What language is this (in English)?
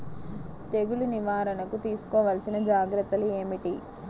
Telugu